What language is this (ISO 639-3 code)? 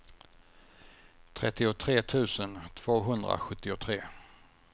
swe